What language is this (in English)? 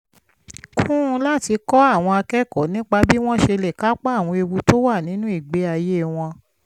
Yoruba